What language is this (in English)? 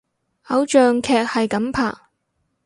Cantonese